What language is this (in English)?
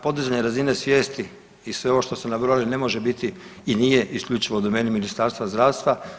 Croatian